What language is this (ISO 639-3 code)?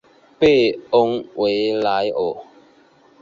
zho